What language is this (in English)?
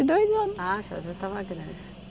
Portuguese